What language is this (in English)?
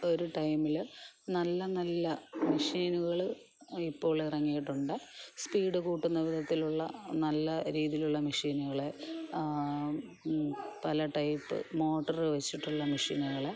Malayalam